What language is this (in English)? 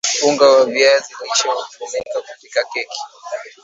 Swahili